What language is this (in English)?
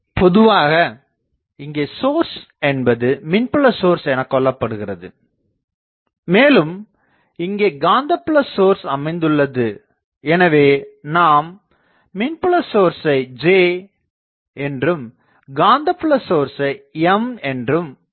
Tamil